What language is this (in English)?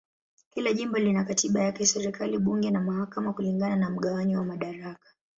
Swahili